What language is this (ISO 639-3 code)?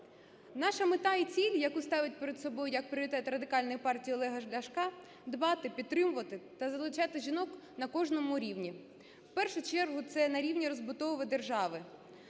ukr